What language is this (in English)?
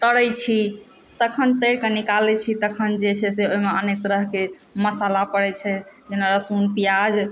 Maithili